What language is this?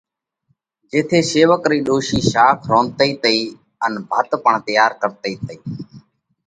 Parkari Koli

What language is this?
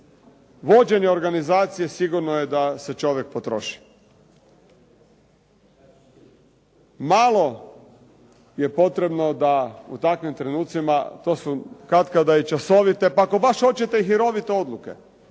Croatian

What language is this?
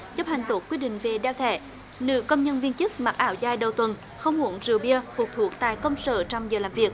Vietnamese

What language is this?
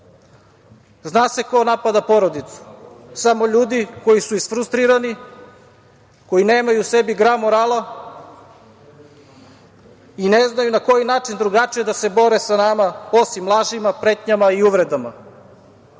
Serbian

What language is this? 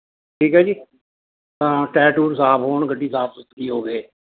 Punjabi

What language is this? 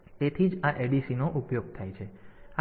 Gujarati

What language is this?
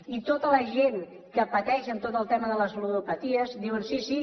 Catalan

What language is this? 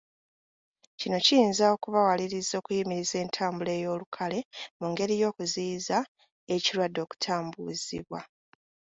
Ganda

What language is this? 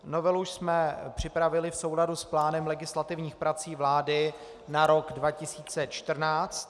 Czech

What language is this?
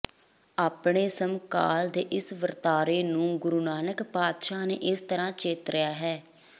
Punjabi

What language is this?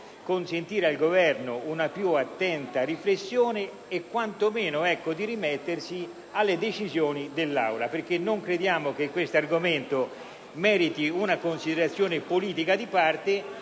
Italian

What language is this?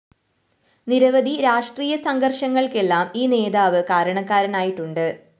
Malayalam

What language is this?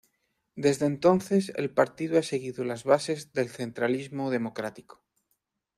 Spanish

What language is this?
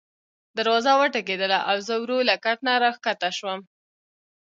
Pashto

